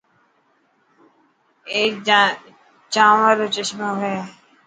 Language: Dhatki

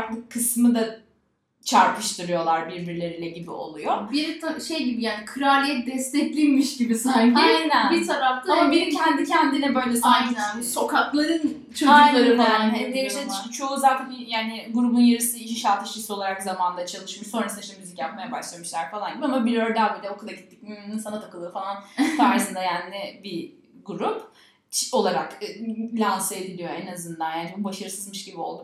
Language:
Turkish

